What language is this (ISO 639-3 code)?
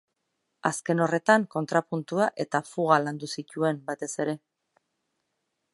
eus